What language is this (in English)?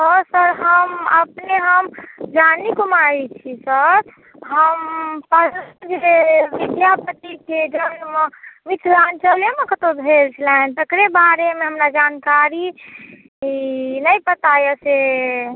Maithili